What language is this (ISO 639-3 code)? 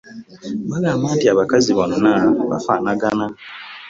lug